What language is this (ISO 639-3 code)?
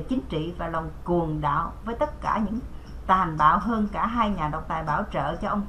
vie